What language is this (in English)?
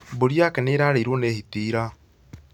Kikuyu